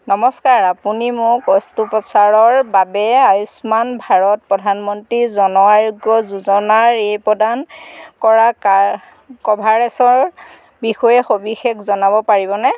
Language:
Assamese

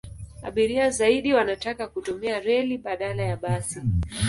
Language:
Swahili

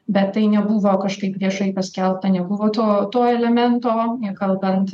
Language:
Lithuanian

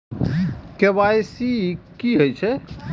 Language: Maithili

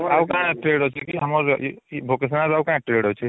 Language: Odia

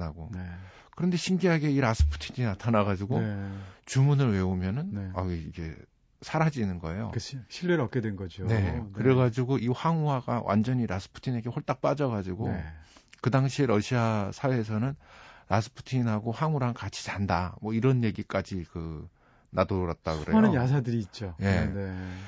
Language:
Korean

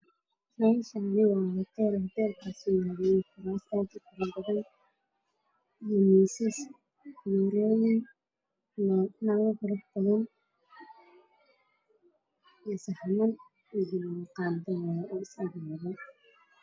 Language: Somali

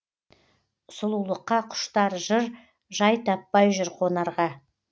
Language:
Kazakh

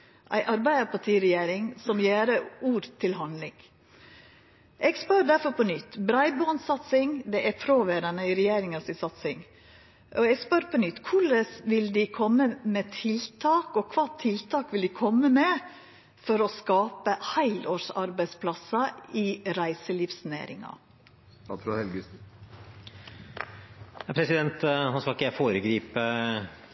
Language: Norwegian Nynorsk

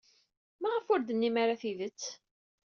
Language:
Kabyle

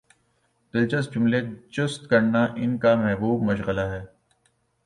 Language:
Urdu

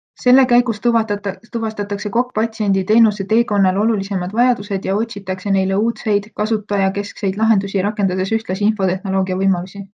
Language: Estonian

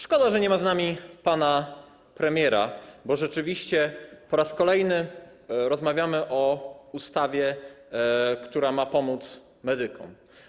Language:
Polish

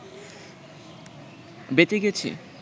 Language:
Bangla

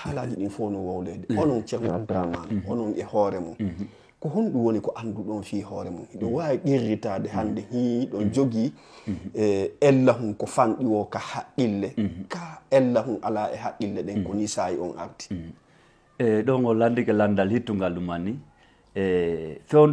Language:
Indonesian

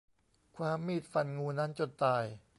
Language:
Thai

